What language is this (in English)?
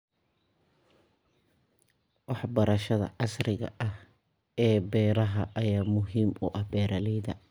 Somali